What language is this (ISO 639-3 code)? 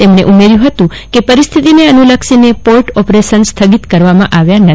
guj